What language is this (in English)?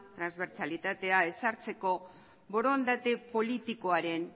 Basque